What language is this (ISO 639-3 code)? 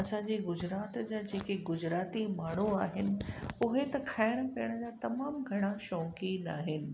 snd